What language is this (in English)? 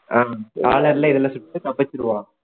Tamil